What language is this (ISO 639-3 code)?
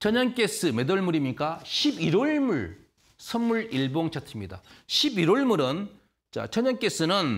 kor